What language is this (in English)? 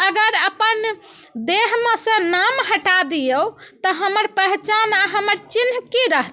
Maithili